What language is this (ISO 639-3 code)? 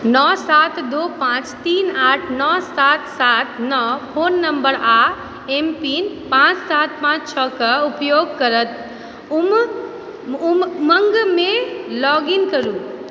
mai